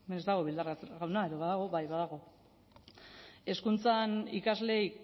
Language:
Basque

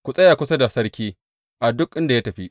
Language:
Hausa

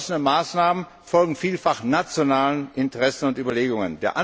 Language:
German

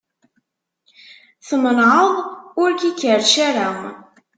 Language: Kabyle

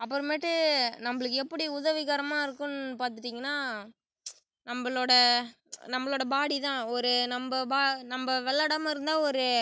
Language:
Tamil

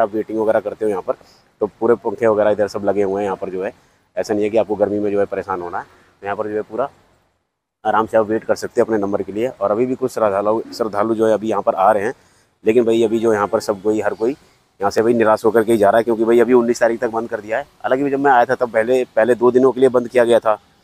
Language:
Hindi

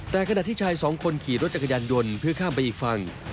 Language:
Thai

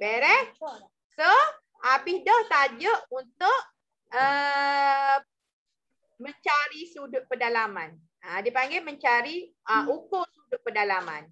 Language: Malay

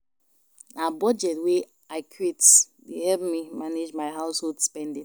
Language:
Nigerian Pidgin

